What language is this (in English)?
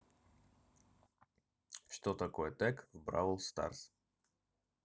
Russian